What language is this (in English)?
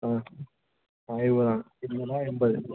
Malayalam